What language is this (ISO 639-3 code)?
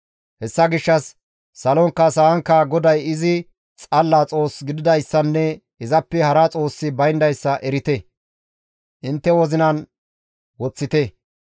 gmv